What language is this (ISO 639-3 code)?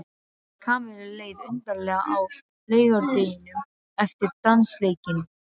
isl